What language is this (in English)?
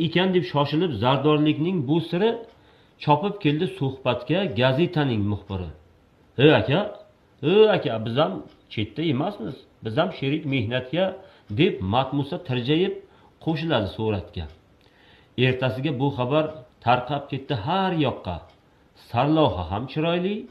Turkish